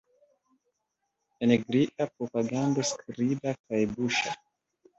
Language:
Esperanto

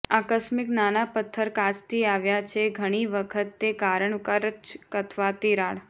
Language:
Gujarati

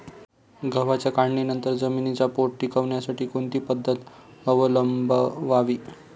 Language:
Marathi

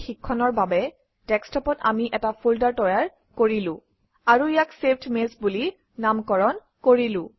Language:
Assamese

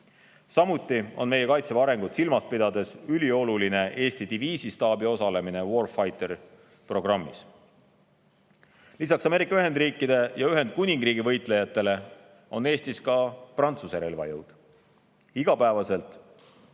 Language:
Estonian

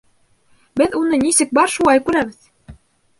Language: Bashkir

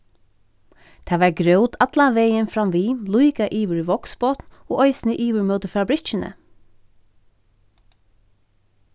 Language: Faroese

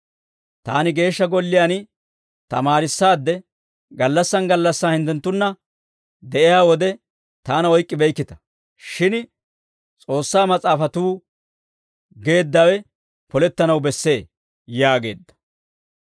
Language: Dawro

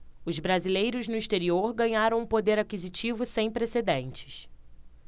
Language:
Portuguese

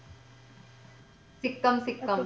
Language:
Punjabi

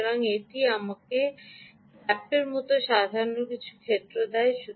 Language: Bangla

